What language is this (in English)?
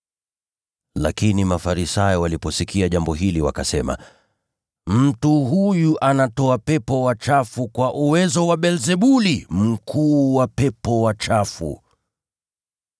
Swahili